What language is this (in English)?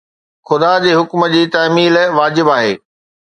Sindhi